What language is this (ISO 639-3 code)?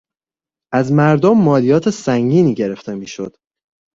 fas